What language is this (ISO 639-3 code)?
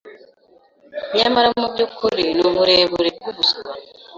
kin